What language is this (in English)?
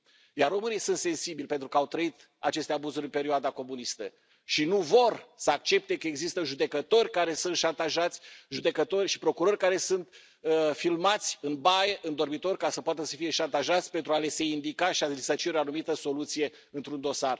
Romanian